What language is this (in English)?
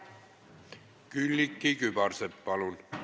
Estonian